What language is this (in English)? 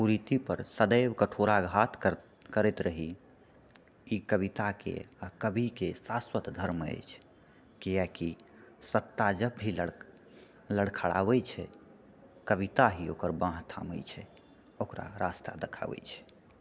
Maithili